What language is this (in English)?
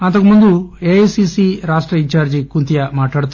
Telugu